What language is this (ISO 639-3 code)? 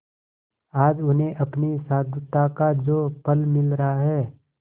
hin